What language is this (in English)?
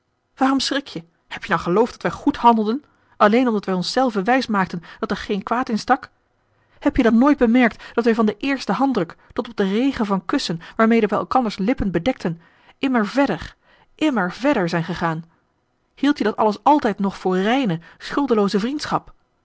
Dutch